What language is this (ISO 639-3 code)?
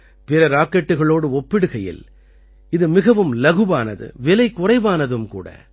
tam